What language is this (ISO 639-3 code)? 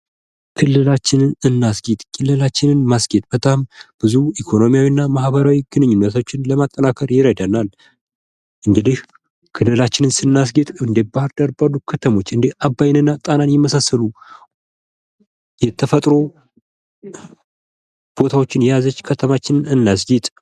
amh